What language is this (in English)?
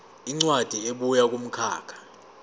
Zulu